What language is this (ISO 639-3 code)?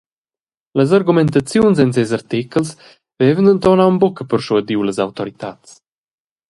roh